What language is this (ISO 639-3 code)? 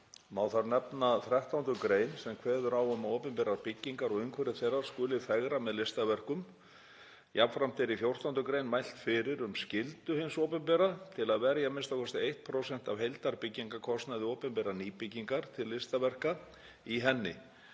isl